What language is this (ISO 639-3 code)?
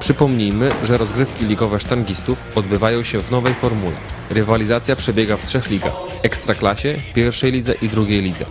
pol